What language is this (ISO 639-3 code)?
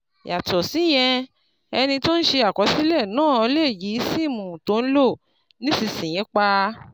yor